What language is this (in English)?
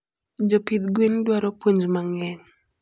Luo (Kenya and Tanzania)